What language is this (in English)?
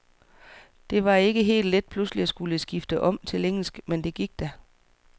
Danish